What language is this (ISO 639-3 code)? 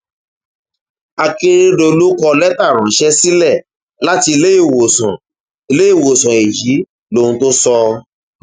yor